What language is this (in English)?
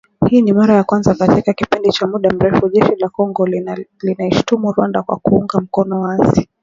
Swahili